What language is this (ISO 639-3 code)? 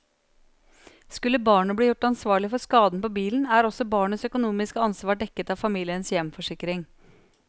nor